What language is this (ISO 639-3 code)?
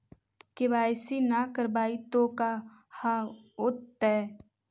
mag